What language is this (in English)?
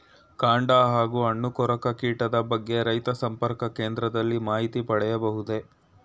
Kannada